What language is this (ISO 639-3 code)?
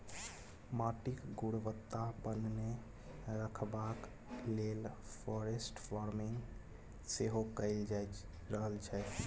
mai